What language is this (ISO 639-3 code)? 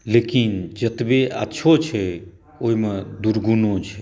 mai